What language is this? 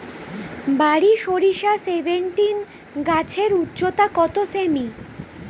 Bangla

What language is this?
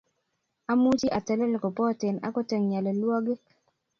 Kalenjin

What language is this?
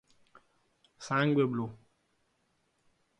Italian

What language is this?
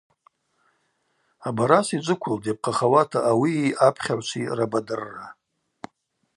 Abaza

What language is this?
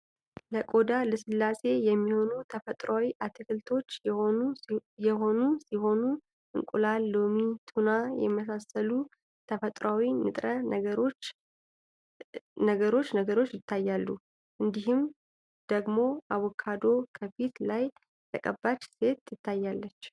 Amharic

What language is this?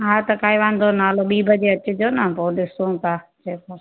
Sindhi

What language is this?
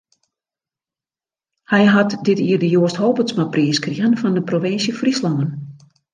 Western Frisian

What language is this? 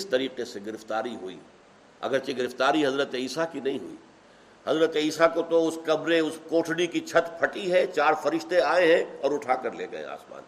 Urdu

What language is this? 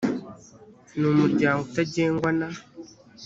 Kinyarwanda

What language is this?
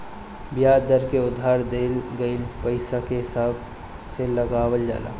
Bhojpuri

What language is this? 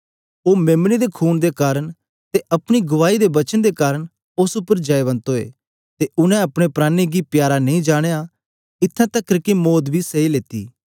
Dogri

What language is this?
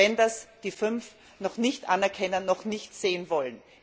German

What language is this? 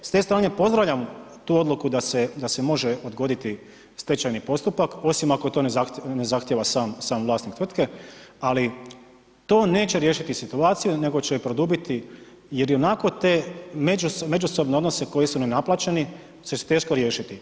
Croatian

